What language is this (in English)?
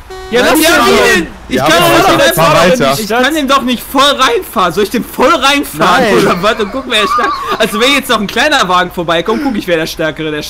German